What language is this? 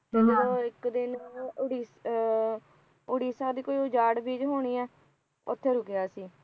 Punjabi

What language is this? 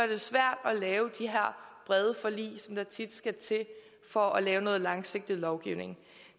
Danish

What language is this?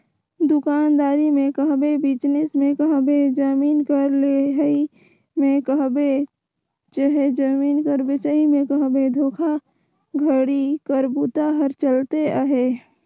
Chhattisgarhi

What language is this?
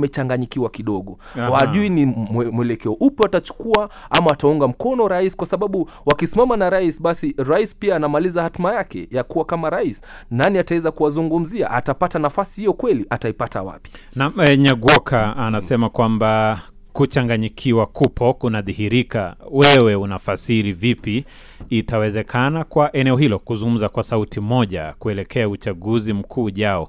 Swahili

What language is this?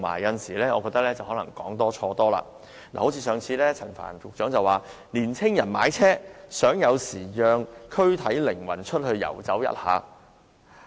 Cantonese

